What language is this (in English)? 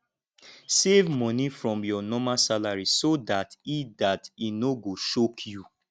Nigerian Pidgin